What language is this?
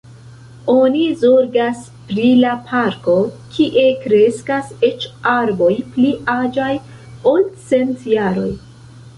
Esperanto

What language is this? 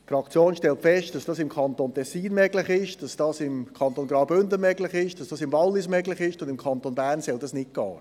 Swiss German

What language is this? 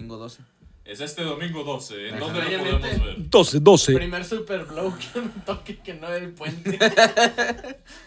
Spanish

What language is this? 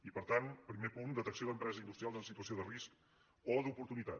Catalan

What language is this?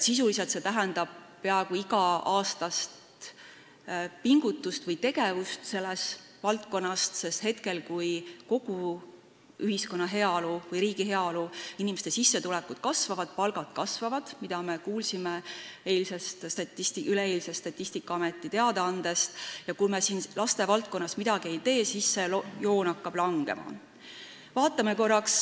Estonian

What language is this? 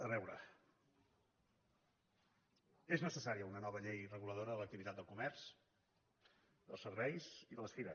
Catalan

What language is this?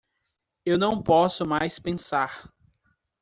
Portuguese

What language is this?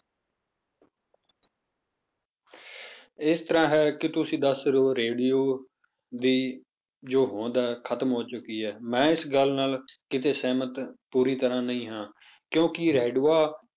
Punjabi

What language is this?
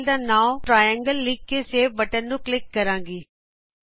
Punjabi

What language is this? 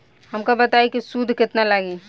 Bhojpuri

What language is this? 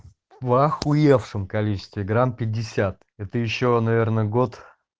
Russian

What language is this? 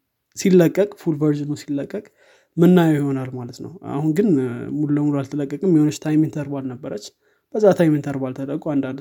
Amharic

